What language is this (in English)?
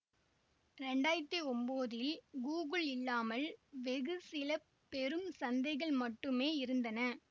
Tamil